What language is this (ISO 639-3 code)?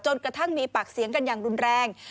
tha